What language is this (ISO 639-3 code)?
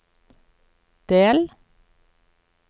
nor